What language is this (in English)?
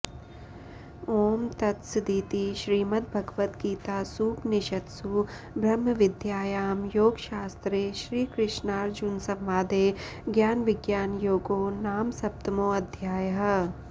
Sanskrit